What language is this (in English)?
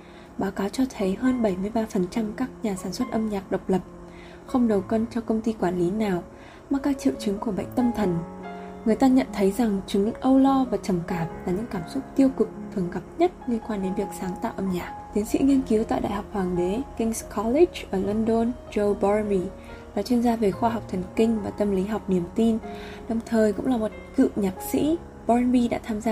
Vietnamese